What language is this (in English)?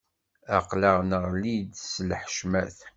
Kabyle